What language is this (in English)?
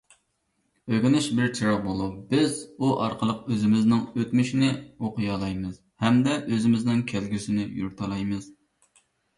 Uyghur